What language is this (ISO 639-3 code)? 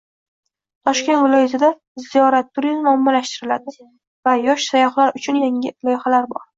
uzb